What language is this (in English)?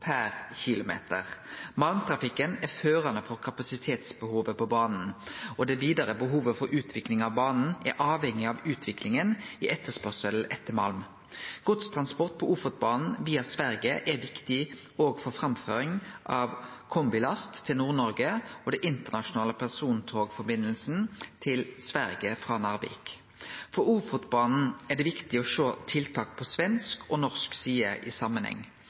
Norwegian Nynorsk